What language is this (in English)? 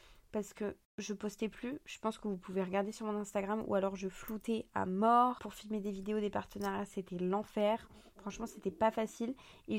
French